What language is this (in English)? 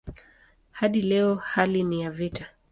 Swahili